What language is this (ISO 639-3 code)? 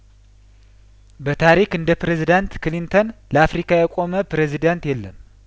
amh